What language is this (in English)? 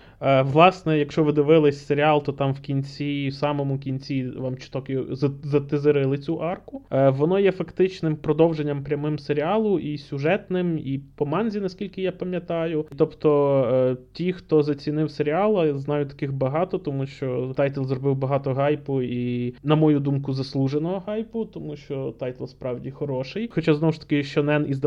Ukrainian